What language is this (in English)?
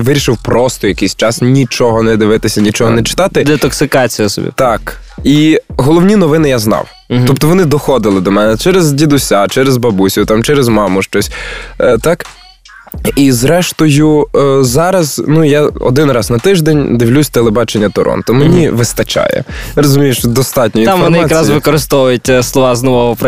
Ukrainian